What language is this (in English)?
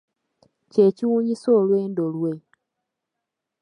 Ganda